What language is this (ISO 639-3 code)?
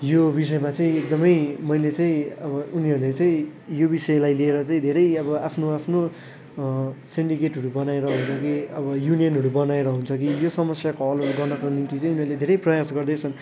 nep